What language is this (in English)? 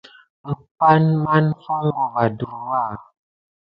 Gidar